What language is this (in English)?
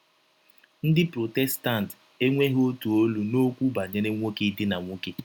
Igbo